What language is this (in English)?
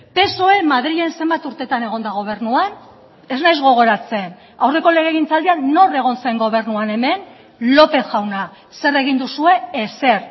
Basque